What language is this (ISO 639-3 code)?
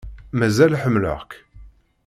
kab